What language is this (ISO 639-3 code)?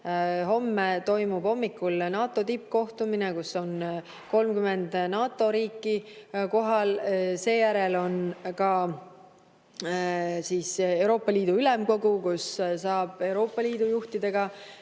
est